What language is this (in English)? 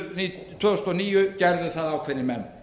Icelandic